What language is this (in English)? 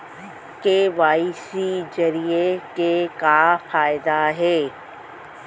Chhattisgarhi